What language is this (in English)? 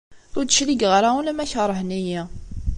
Kabyle